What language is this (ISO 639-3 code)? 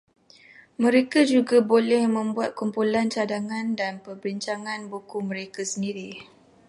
msa